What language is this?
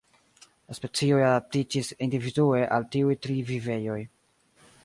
Esperanto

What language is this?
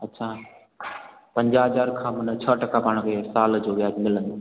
Sindhi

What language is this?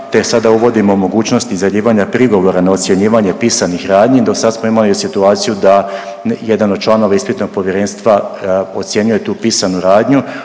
Croatian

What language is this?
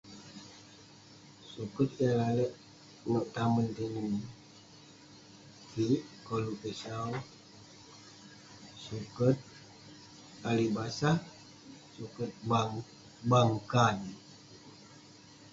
Western Penan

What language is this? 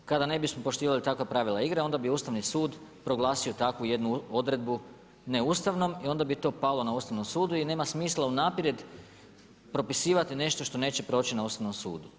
Croatian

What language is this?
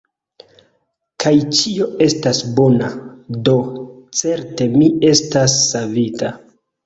Esperanto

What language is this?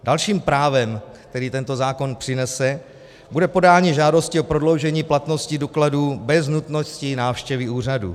Czech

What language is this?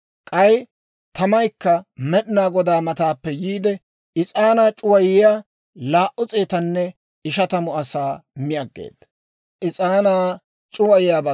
Dawro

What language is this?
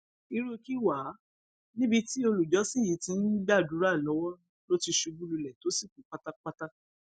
Yoruba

